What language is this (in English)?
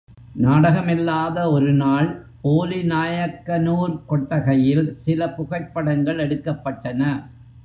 Tamil